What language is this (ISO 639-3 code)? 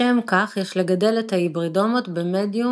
heb